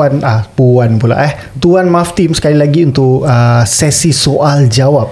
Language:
Malay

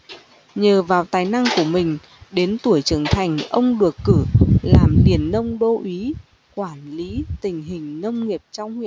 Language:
Vietnamese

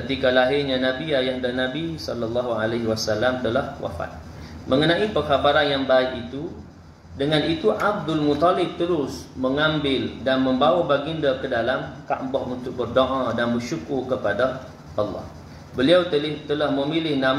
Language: Malay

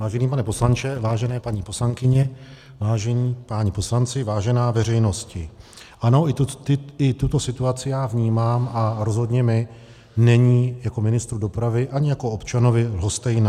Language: Czech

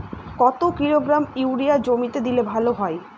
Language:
Bangla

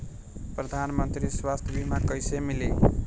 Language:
Bhojpuri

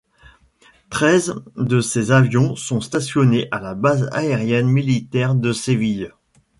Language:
French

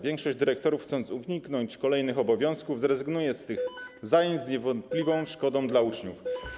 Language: Polish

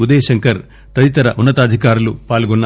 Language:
Telugu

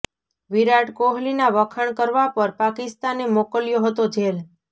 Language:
Gujarati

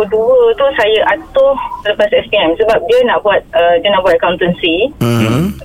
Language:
Malay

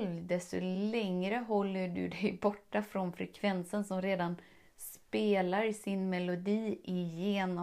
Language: Swedish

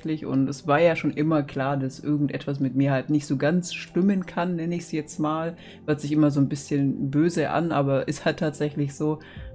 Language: German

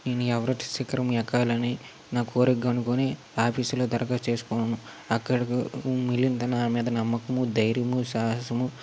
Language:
Telugu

